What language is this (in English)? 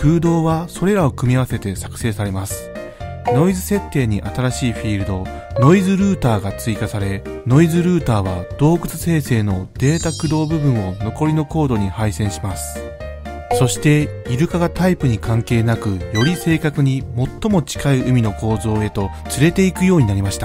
Japanese